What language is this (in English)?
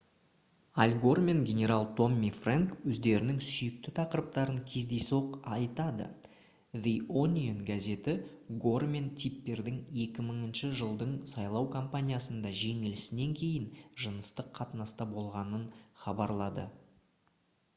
Kazakh